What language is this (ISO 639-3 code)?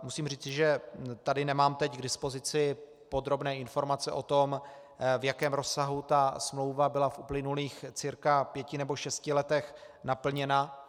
ces